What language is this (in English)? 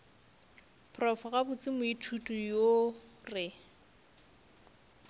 Northern Sotho